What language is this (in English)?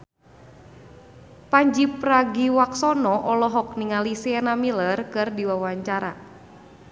Sundanese